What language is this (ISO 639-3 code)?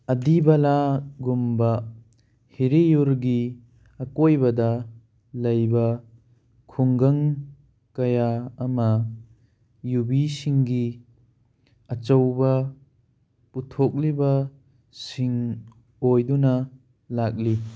mni